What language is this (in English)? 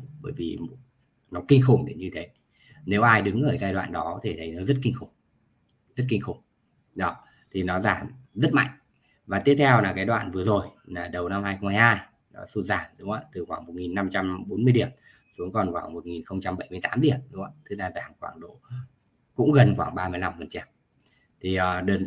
Vietnamese